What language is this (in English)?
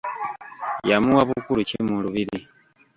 Ganda